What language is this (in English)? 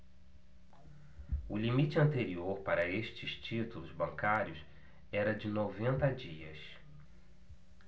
Portuguese